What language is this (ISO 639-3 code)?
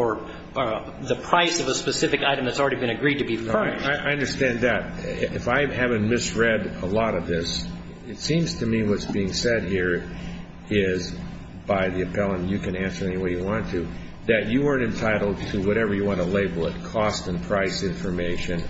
eng